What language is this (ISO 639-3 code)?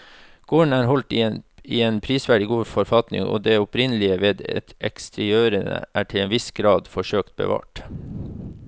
nor